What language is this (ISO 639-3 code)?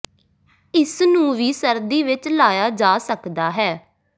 pan